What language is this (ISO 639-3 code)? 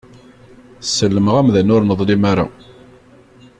kab